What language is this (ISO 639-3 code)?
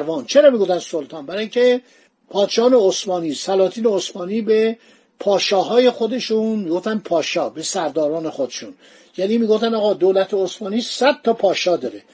fas